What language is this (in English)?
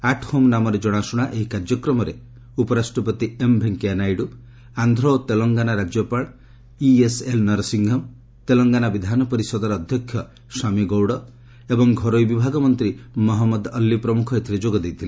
Odia